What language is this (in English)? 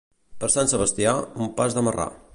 Catalan